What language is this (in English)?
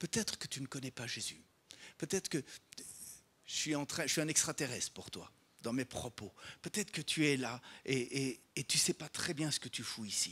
French